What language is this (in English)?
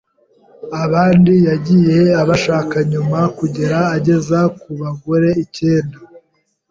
Kinyarwanda